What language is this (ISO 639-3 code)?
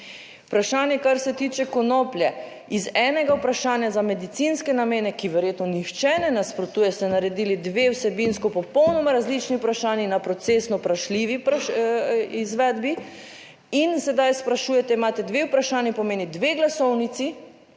slv